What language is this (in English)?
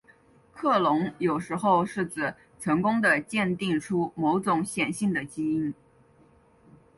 Chinese